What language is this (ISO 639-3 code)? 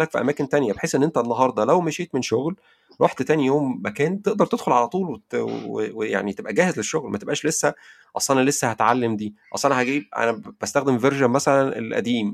ara